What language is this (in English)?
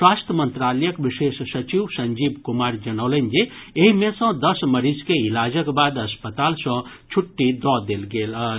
Maithili